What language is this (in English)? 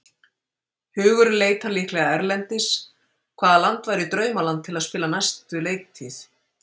Icelandic